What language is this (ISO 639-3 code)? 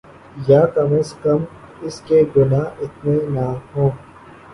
urd